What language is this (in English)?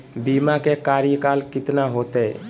Magahi